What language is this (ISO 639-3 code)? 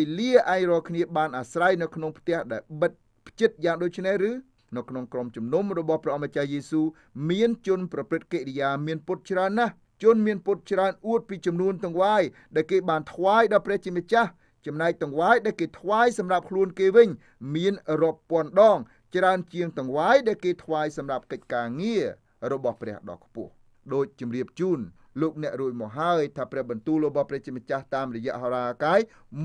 tha